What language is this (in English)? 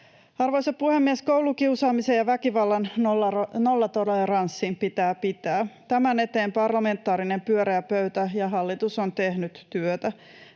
Finnish